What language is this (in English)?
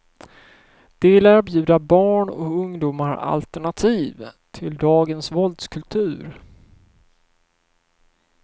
Swedish